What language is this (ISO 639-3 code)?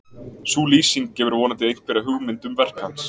isl